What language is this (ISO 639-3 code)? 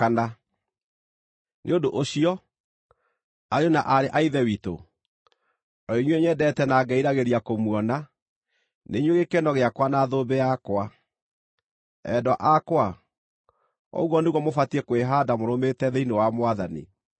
kik